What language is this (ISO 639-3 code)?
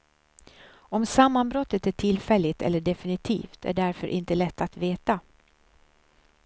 swe